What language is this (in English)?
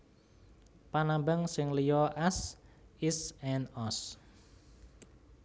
Javanese